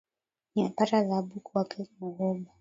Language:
Swahili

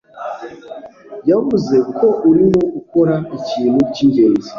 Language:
Kinyarwanda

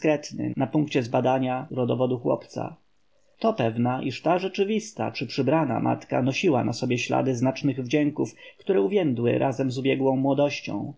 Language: Polish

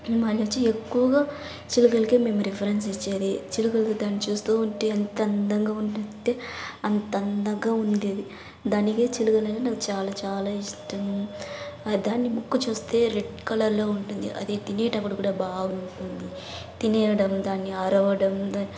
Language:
Telugu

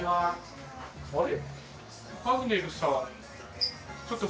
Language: Japanese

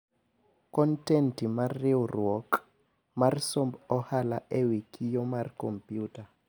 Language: Luo (Kenya and Tanzania)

